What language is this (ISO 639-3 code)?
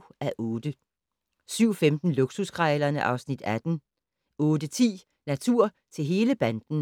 dan